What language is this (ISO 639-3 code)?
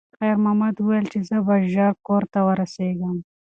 pus